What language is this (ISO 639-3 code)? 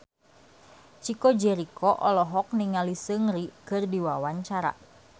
sun